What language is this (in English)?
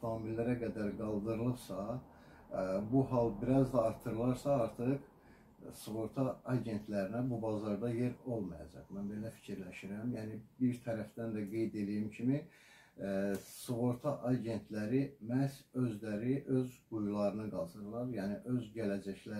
Turkish